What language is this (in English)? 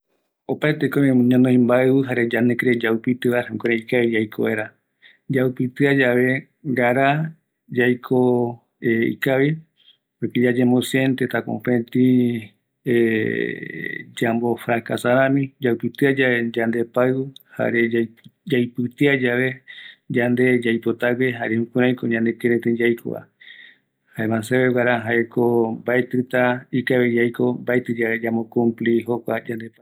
Eastern Bolivian Guaraní